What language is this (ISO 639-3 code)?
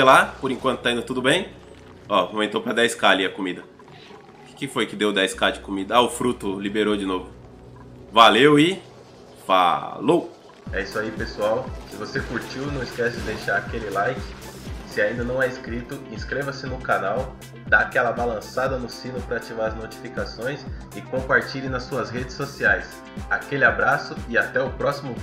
por